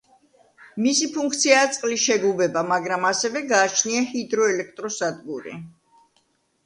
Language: Georgian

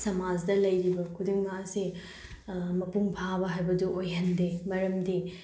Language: Manipuri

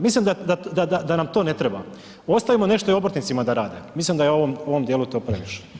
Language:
Croatian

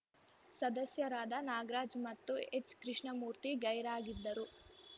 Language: Kannada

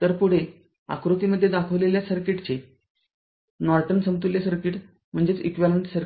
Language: Marathi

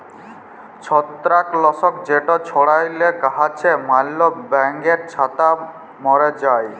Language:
Bangla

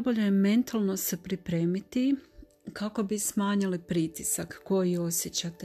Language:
Croatian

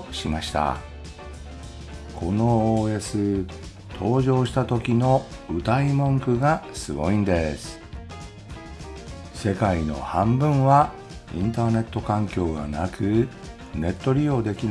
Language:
Japanese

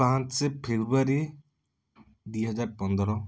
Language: Odia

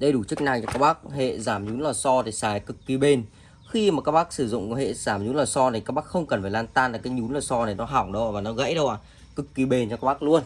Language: Vietnamese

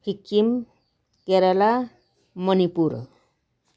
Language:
Nepali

